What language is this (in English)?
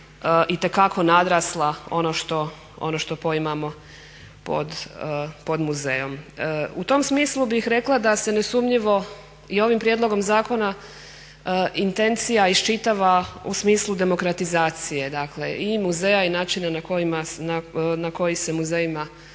Croatian